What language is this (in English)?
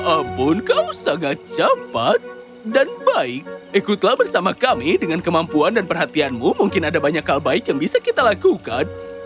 Indonesian